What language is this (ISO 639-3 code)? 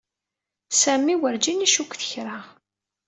kab